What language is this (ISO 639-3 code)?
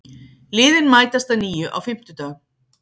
isl